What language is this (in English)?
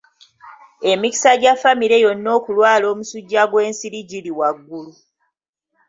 Ganda